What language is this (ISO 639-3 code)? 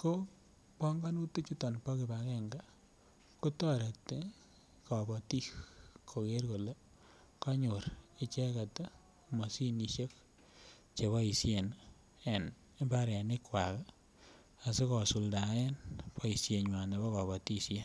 kln